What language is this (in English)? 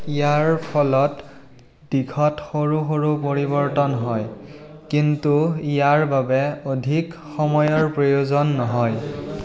Assamese